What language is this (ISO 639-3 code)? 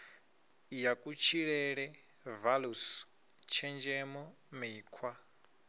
ven